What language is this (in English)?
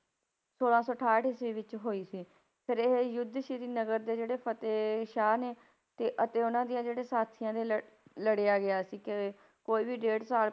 Punjabi